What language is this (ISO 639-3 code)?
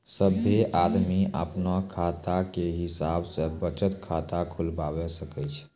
mai